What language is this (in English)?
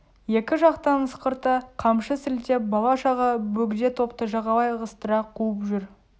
Kazakh